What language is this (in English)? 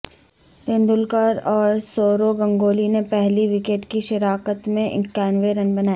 Urdu